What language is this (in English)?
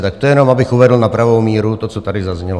Czech